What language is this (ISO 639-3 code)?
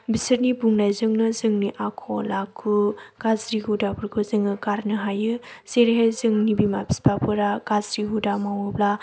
brx